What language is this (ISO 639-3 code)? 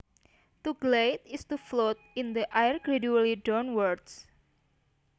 jav